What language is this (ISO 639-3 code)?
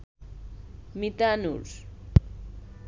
ben